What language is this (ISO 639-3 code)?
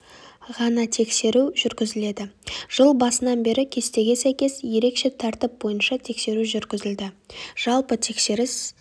kaz